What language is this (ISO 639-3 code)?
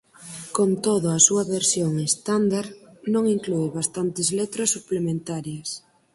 glg